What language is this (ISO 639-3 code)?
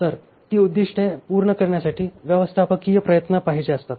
mar